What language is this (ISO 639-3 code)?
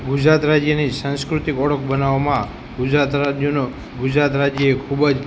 guj